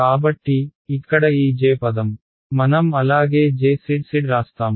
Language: Telugu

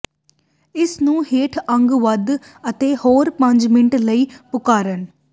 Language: Punjabi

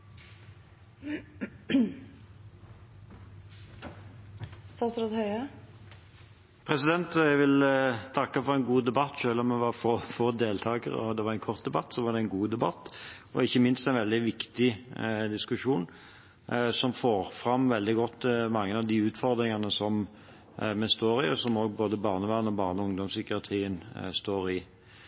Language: Norwegian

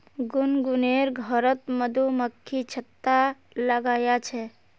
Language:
Magahi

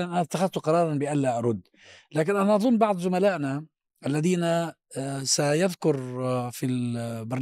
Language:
Arabic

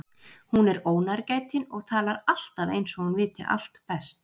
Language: Icelandic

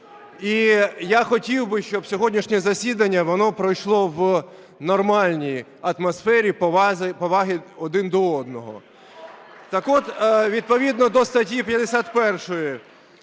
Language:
Ukrainian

